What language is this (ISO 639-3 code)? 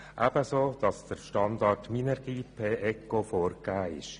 gsw